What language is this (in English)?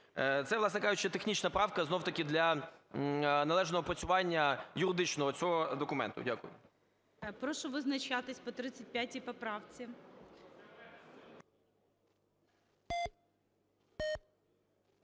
Ukrainian